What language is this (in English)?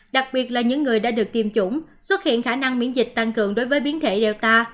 Vietnamese